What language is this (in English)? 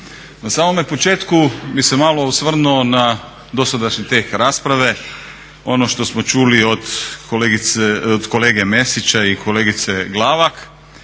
Croatian